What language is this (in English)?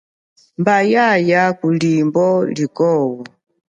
Chokwe